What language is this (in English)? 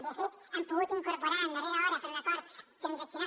Catalan